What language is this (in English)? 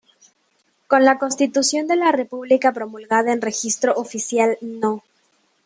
Spanish